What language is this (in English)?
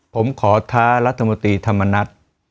Thai